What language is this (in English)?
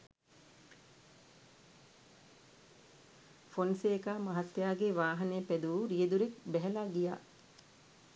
Sinhala